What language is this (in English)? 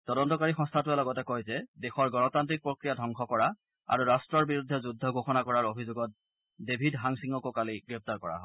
Assamese